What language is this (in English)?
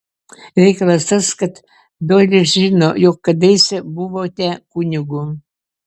Lithuanian